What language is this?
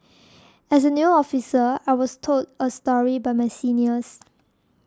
English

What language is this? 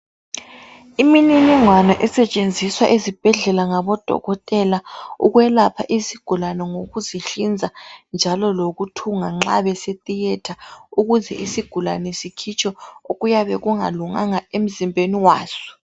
North Ndebele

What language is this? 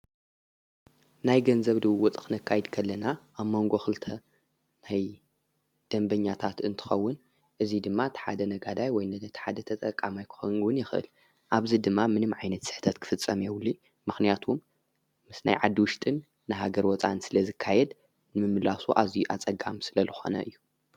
Tigrinya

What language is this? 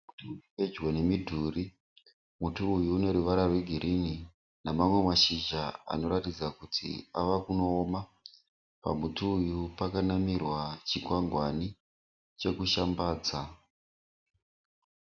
Shona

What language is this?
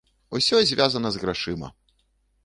Belarusian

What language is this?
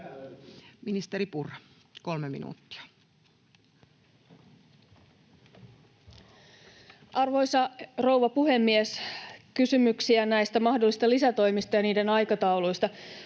Finnish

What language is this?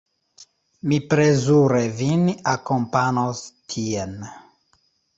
Esperanto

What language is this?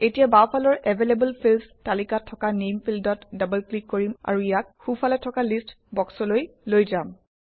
Assamese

